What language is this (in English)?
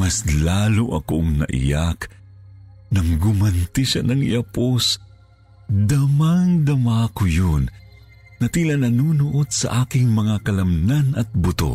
Filipino